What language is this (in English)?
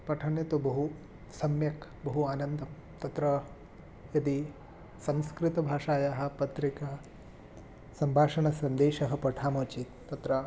Sanskrit